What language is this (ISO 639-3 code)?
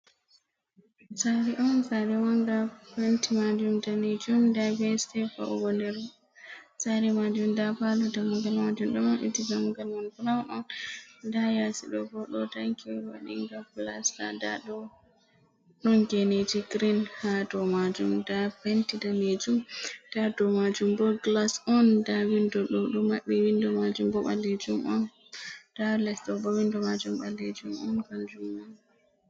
ful